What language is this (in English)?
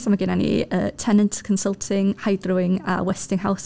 Welsh